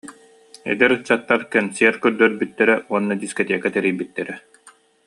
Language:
Yakut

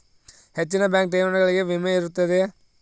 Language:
Kannada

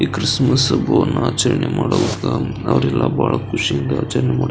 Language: Kannada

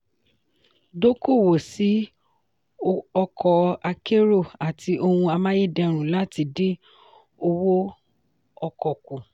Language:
Yoruba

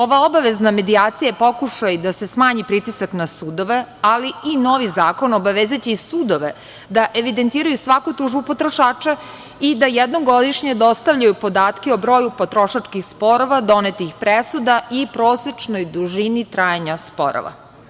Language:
Serbian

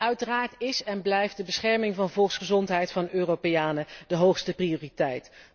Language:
Dutch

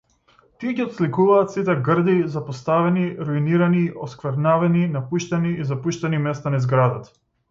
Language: Macedonian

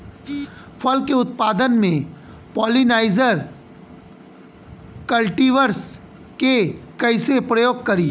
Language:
Bhojpuri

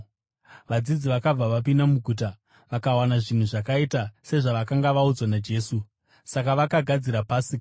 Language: Shona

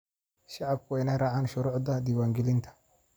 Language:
Somali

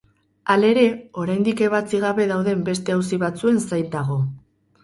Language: Basque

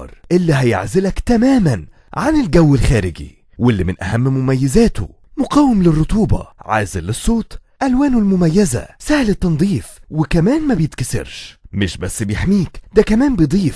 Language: Arabic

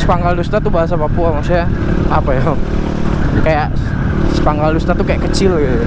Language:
Indonesian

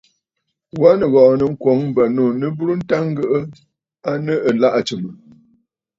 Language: Bafut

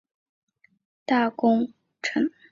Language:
Chinese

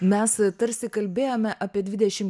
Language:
Lithuanian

